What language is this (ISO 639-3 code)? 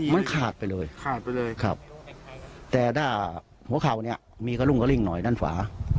tha